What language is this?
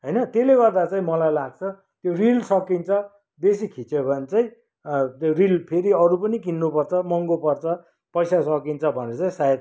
Nepali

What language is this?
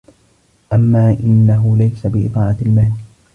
Arabic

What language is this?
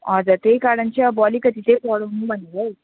Nepali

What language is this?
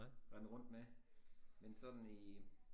Danish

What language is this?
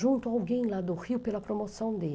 Portuguese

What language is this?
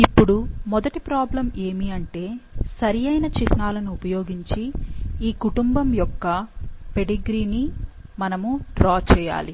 Telugu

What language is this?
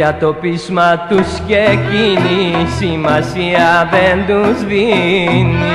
Greek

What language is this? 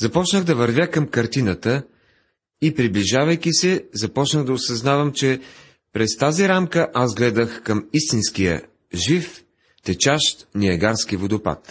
Bulgarian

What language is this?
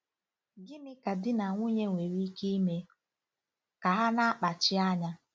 Igbo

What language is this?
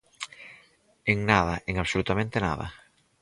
Galician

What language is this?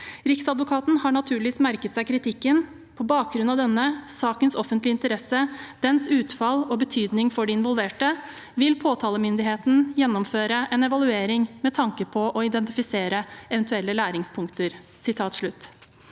Norwegian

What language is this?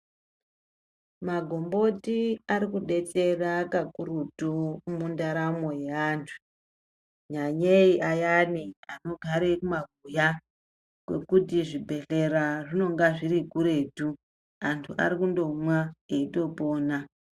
Ndau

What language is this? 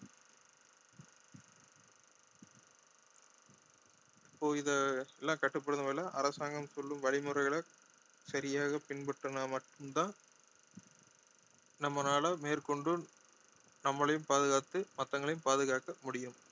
Tamil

